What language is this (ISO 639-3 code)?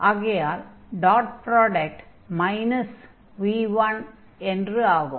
tam